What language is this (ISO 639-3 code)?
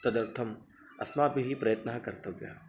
san